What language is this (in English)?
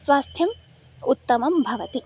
Sanskrit